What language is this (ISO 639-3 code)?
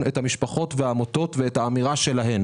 heb